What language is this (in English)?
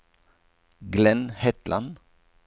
Norwegian